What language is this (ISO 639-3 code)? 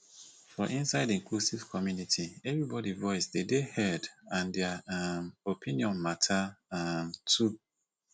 pcm